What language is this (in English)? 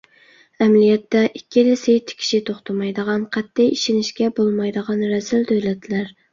Uyghur